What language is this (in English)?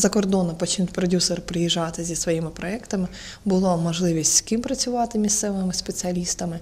Ukrainian